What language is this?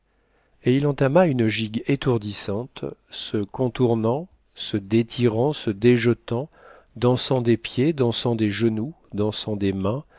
French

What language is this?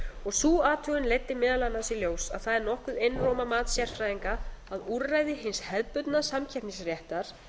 Icelandic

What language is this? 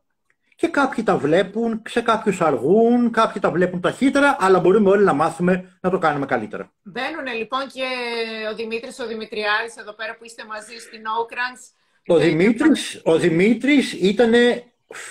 Greek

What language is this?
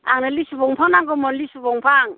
Bodo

